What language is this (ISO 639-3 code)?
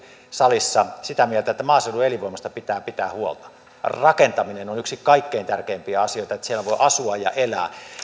fin